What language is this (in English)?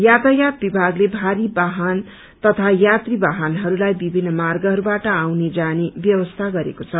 Nepali